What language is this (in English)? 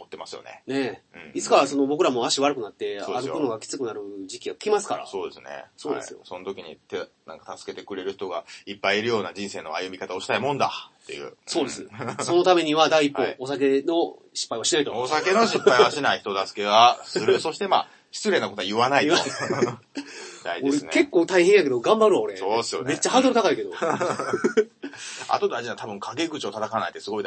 Japanese